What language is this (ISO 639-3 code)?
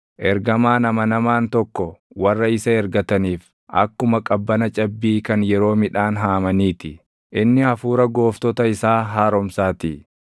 orm